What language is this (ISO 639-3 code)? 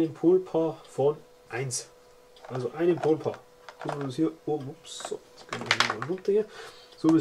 deu